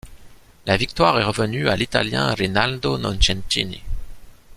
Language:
French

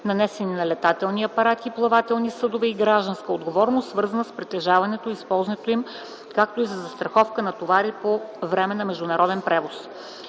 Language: Bulgarian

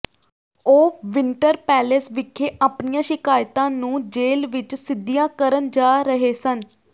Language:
Punjabi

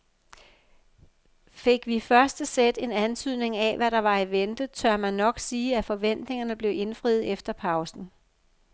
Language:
Danish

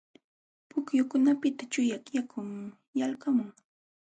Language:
Jauja Wanca Quechua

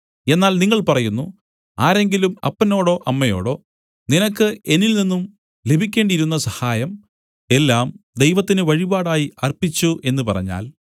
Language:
Malayalam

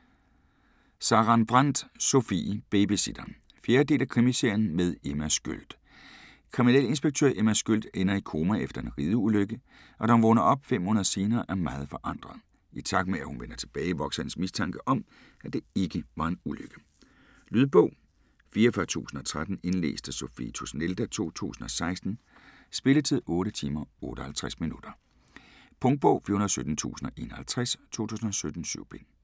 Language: Danish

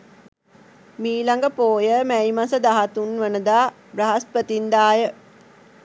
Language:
Sinhala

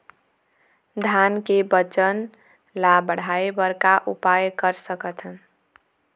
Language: Chhattisgarhi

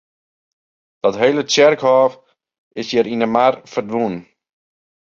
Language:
Western Frisian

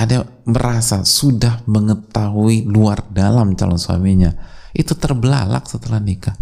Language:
Indonesian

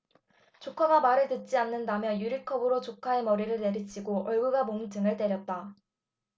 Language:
Korean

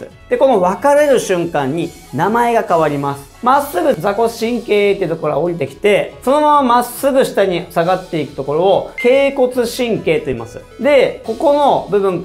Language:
Japanese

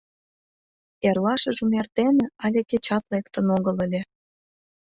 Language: Mari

